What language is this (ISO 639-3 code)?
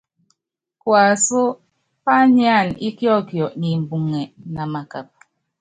yav